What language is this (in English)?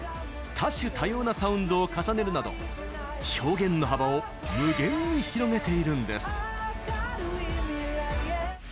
Japanese